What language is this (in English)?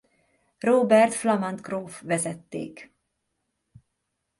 Hungarian